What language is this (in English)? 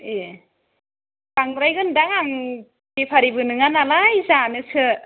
Bodo